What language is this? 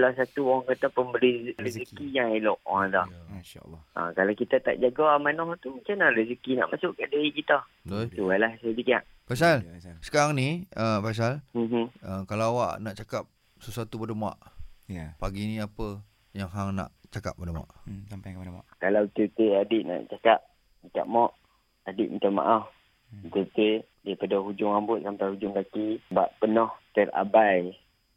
Malay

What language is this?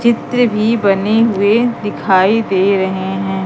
Hindi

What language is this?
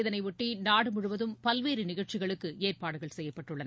Tamil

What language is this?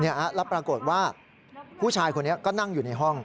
Thai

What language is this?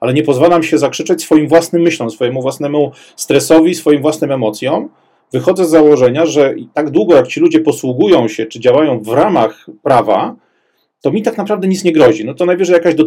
Polish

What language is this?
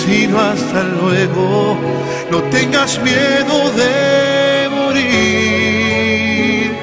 Spanish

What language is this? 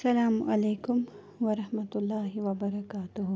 Kashmiri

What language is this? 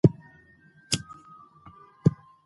Pashto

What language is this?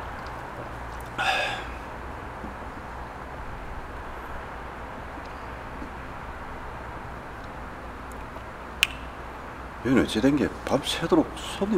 Korean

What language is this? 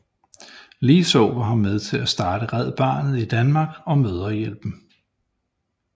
Danish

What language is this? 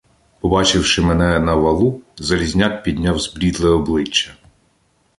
Ukrainian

